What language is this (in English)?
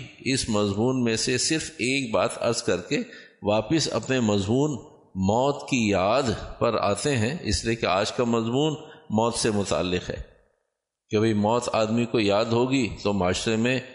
Urdu